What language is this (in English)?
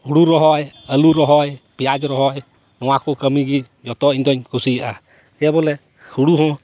Santali